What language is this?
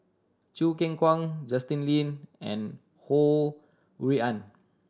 English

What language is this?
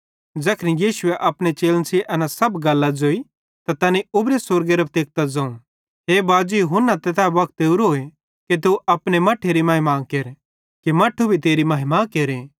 Bhadrawahi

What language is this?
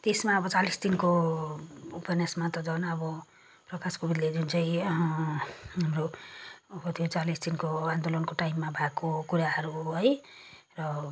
Nepali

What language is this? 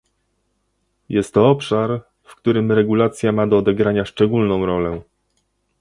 Polish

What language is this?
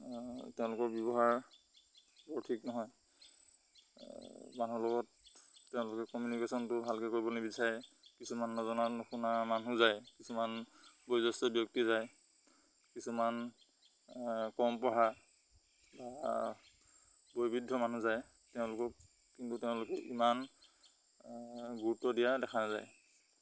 Assamese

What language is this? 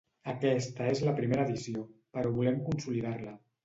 Catalan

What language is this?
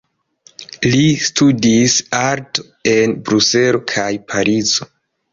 Esperanto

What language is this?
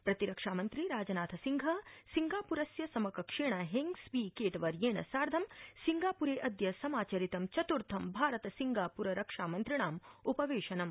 Sanskrit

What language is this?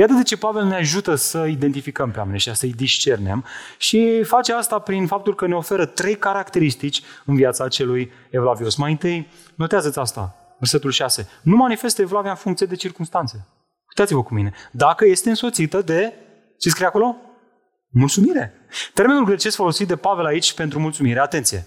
Romanian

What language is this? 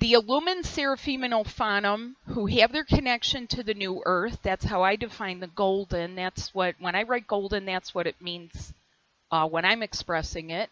English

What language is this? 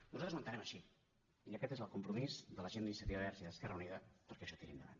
Catalan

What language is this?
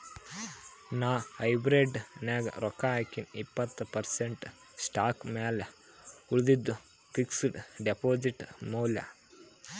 Kannada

